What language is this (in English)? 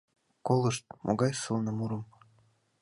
Mari